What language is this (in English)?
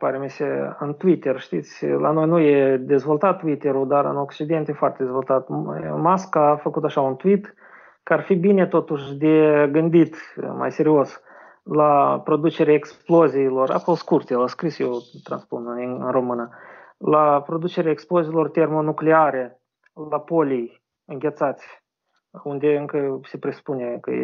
Romanian